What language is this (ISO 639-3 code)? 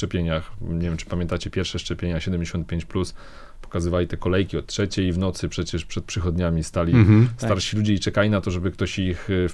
pol